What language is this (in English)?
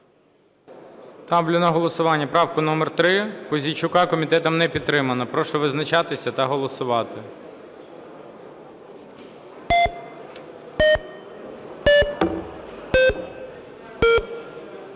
Ukrainian